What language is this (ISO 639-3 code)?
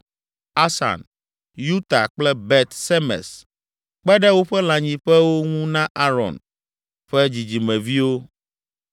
ewe